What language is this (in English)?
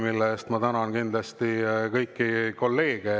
Estonian